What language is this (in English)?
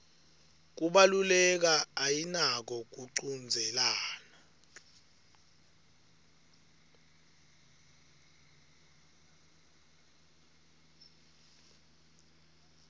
Swati